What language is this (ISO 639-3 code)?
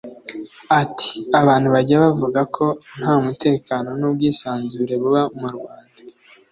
kin